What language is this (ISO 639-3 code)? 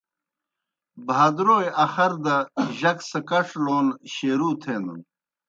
plk